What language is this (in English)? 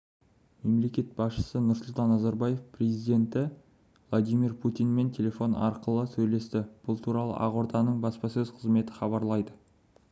Kazakh